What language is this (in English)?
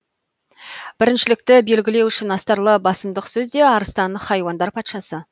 Kazakh